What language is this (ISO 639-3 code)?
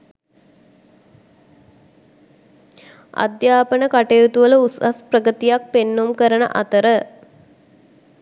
sin